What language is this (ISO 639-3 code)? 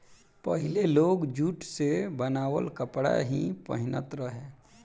bho